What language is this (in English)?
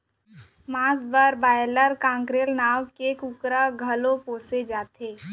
Chhattisgarhi